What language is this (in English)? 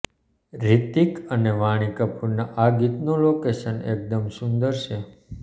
Gujarati